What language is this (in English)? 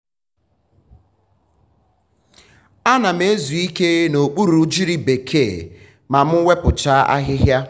Igbo